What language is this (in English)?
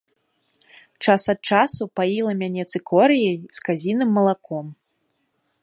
Belarusian